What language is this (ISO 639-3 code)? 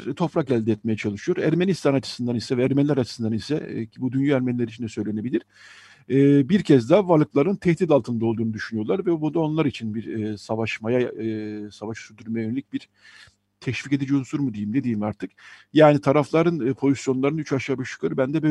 tur